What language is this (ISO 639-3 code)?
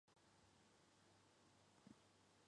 zho